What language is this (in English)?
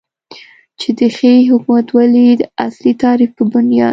Pashto